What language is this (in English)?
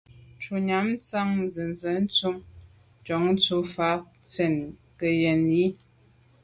Medumba